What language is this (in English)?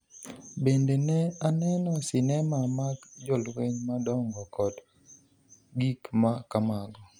Luo (Kenya and Tanzania)